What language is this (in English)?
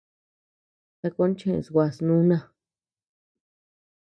Tepeuxila Cuicatec